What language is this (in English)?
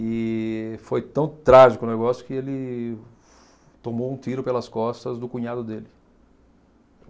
Portuguese